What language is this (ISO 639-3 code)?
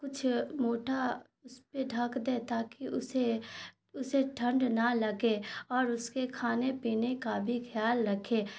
urd